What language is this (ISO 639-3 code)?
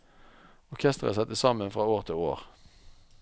nor